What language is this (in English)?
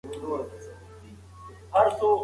Pashto